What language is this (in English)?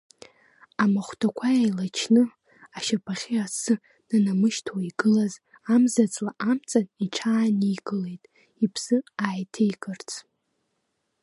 Abkhazian